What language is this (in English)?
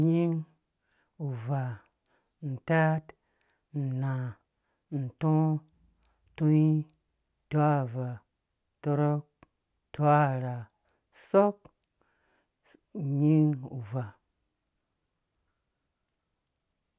Dũya